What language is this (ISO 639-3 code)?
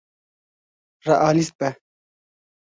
kur